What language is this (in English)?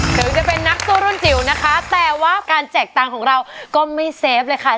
Thai